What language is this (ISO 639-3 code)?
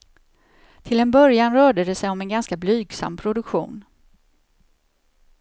swe